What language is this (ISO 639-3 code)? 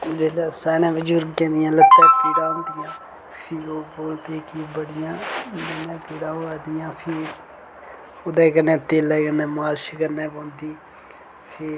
doi